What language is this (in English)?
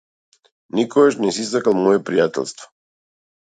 Macedonian